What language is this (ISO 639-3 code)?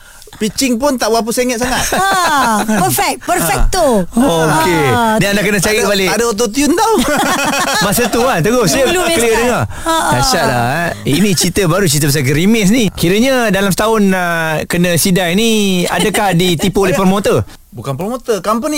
msa